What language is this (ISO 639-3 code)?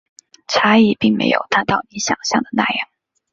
zho